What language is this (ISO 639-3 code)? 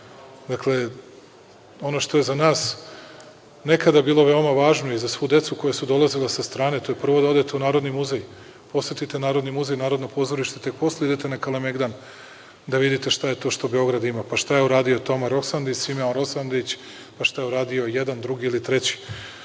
srp